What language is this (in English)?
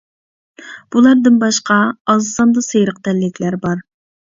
Uyghur